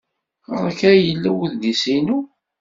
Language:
Kabyle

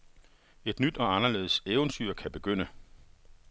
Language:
Danish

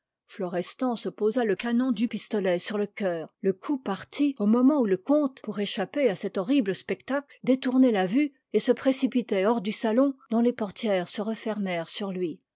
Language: French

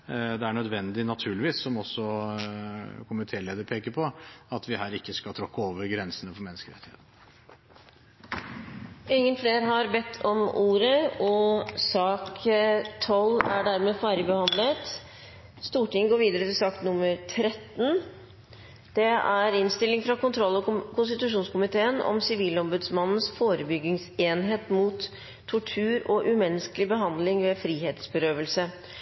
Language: Norwegian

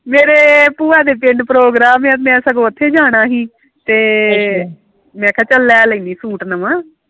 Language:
Punjabi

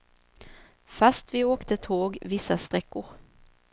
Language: Swedish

